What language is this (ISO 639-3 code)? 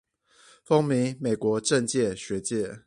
zho